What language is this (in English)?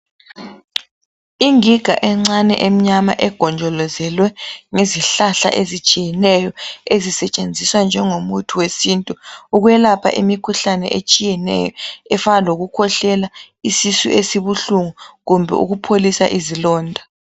North Ndebele